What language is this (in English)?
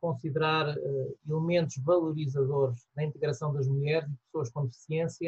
Portuguese